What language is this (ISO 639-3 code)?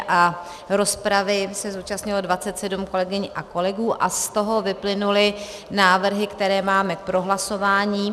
ces